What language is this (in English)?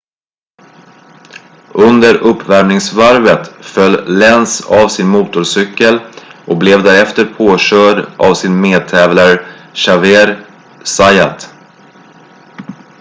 Swedish